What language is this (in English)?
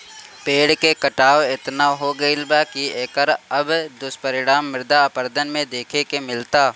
Bhojpuri